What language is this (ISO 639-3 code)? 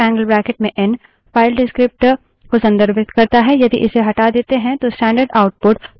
hin